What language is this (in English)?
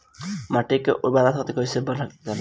Bhojpuri